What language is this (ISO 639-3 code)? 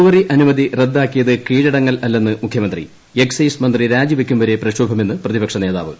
mal